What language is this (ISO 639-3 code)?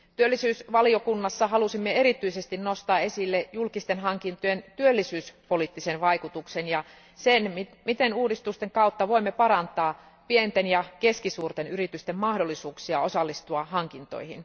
fin